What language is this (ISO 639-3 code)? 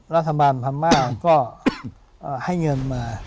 tha